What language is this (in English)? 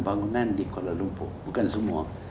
Indonesian